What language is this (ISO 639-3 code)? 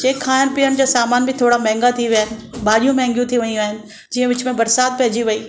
snd